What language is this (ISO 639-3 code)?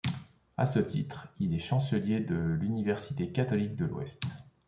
fra